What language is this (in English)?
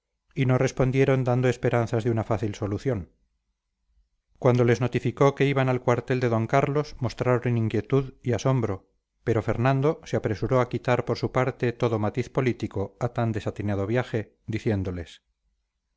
Spanish